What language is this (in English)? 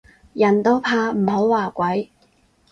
Cantonese